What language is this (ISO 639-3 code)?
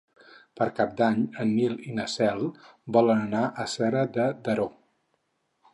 cat